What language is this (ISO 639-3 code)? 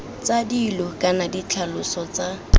tsn